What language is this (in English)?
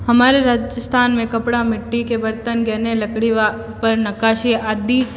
Hindi